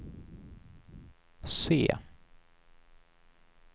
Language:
Swedish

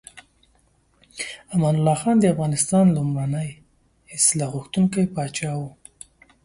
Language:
Pashto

